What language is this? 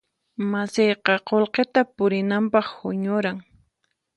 Puno Quechua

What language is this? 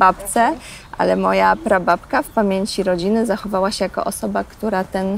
Polish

